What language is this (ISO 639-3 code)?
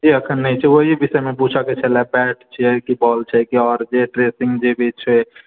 mai